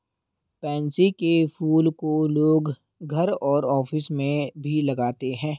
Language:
Hindi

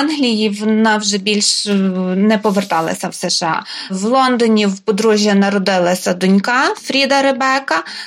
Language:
Ukrainian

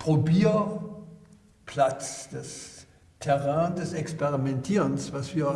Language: German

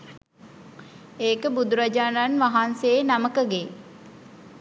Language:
Sinhala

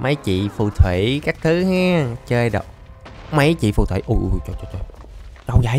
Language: Vietnamese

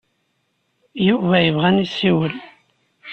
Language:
Kabyle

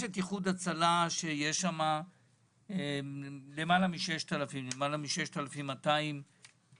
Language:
Hebrew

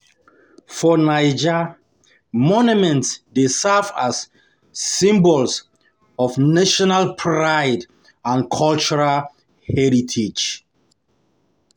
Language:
Nigerian Pidgin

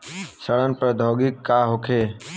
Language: Bhojpuri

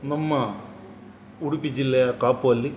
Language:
Kannada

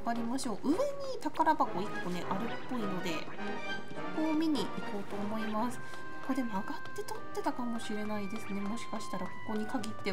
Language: Japanese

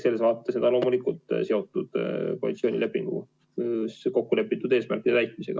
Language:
Estonian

